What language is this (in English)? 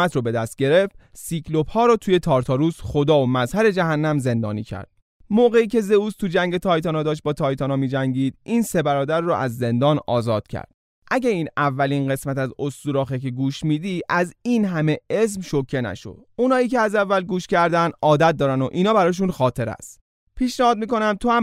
Persian